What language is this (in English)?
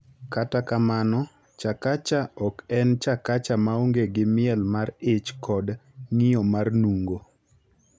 Luo (Kenya and Tanzania)